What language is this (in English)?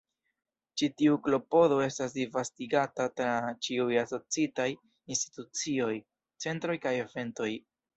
Esperanto